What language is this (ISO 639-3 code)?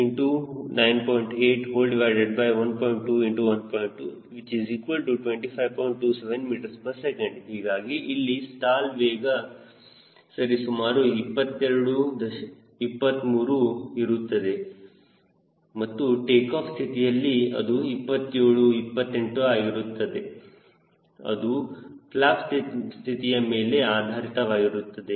kan